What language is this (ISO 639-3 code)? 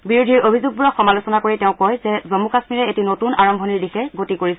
asm